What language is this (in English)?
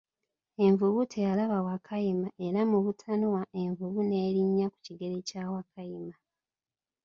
Ganda